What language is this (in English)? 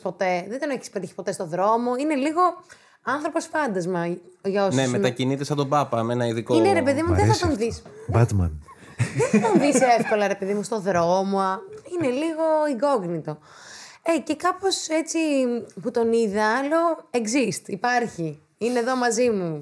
Greek